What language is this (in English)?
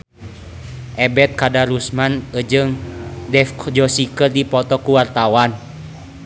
Sundanese